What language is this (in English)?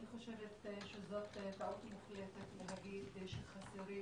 Hebrew